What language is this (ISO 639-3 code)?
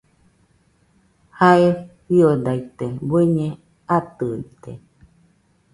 hux